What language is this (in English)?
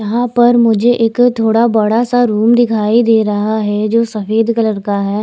Hindi